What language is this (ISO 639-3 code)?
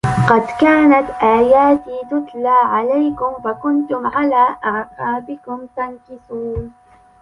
ara